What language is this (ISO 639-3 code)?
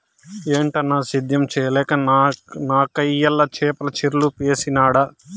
tel